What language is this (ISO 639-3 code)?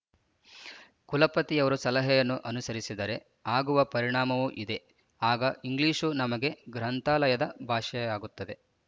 kan